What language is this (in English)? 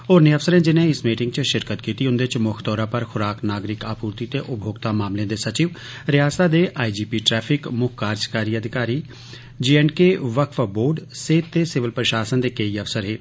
Dogri